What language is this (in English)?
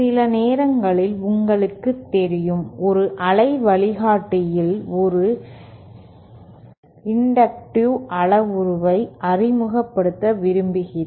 Tamil